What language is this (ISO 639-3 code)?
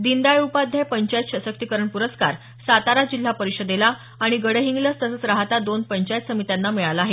mar